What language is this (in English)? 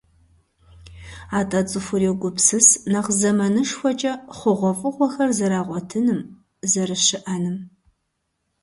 Kabardian